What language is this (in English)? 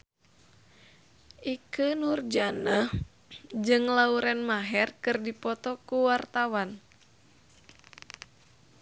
Sundanese